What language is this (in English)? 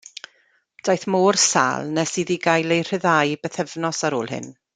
Welsh